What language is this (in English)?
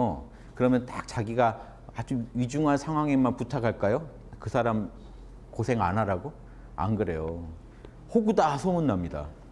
Korean